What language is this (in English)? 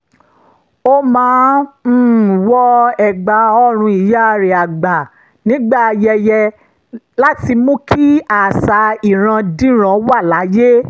Yoruba